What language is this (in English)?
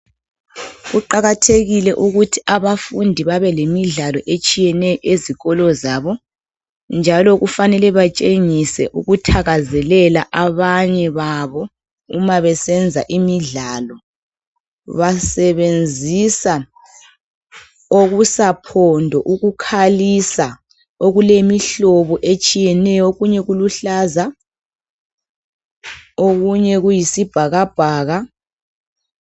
North Ndebele